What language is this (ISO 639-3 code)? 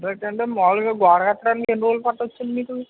tel